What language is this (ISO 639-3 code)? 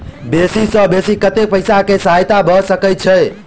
mai